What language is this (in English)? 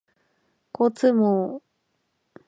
Japanese